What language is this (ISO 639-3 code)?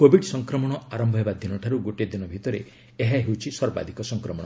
ori